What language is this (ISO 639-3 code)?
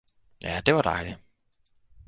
dan